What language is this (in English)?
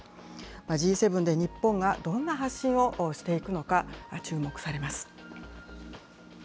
Japanese